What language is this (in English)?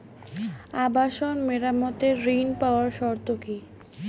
Bangla